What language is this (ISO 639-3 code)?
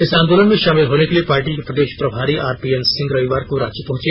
hin